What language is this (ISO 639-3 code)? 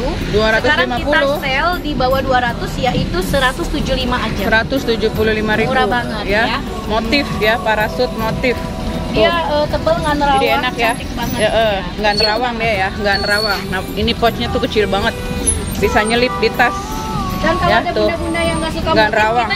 ind